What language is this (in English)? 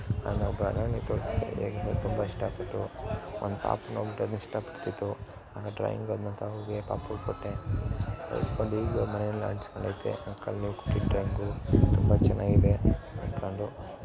Kannada